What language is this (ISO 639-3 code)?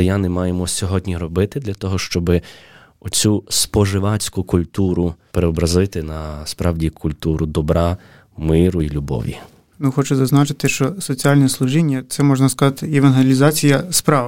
ukr